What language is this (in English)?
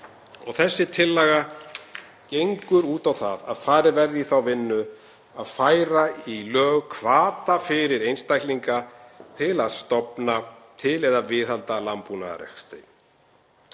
Icelandic